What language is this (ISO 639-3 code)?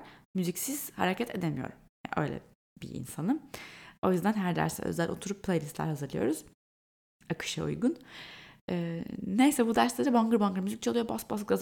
tur